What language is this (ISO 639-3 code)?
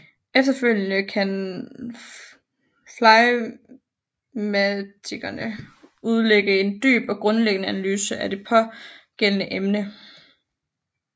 dan